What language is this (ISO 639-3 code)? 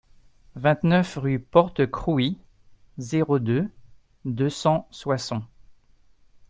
fra